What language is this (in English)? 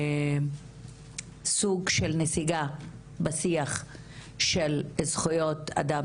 Hebrew